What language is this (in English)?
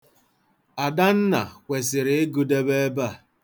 Igbo